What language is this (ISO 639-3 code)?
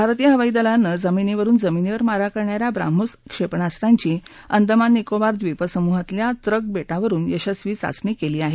mar